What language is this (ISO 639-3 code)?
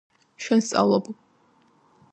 kat